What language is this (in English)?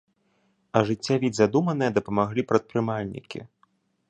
Belarusian